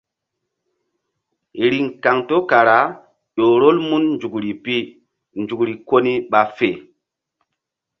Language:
Mbum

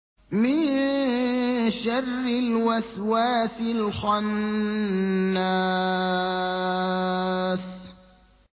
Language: Arabic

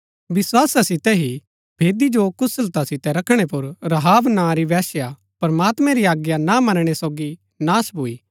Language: Gaddi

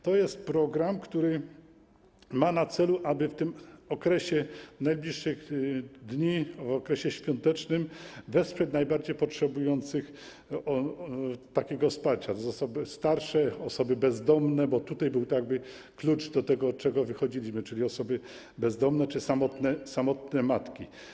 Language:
Polish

